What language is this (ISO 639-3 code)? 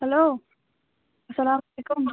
kas